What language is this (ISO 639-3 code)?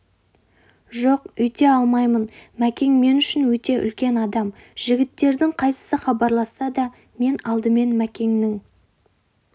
kaz